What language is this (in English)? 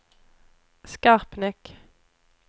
Swedish